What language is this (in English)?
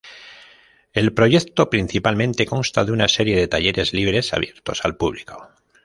Spanish